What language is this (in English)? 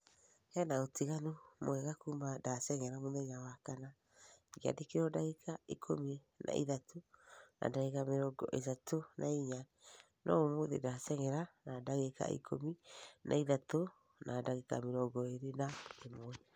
Kikuyu